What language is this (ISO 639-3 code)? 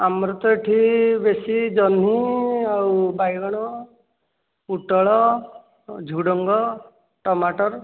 ori